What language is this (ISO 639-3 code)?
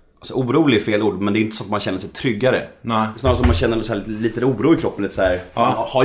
swe